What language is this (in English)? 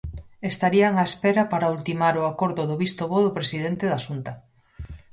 Galician